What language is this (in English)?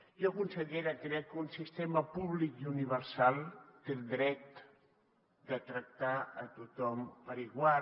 Catalan